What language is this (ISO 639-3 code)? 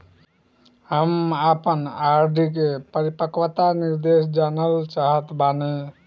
bho